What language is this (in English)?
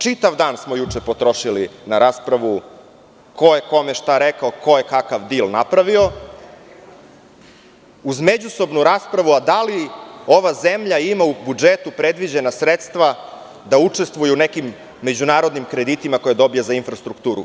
Serbian